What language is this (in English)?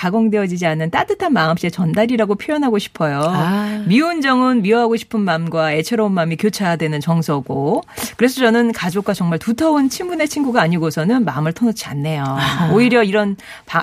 Korean